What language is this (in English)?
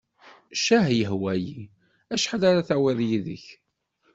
Kabyle